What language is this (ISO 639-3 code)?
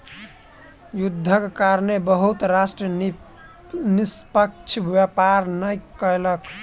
mai